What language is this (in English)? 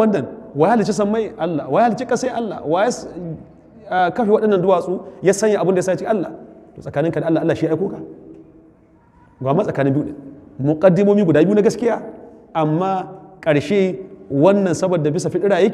Arabic